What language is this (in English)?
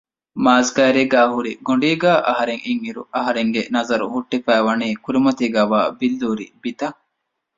Divehi